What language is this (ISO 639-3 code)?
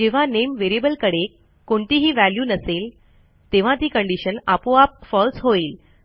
mar